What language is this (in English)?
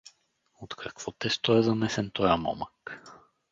Bulgarian